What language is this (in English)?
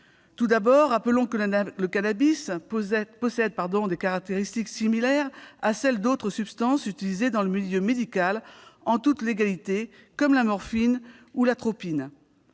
French